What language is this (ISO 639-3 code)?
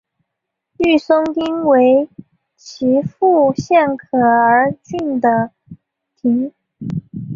zho